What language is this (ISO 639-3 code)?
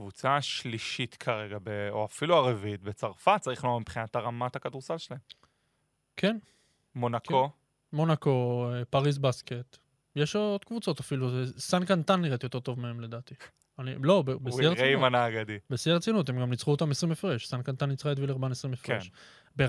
heb